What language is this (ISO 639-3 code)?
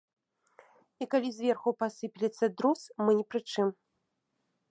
bel